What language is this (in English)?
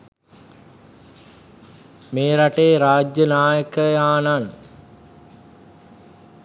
Sinhala